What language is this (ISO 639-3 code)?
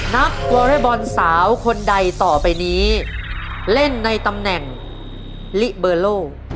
tha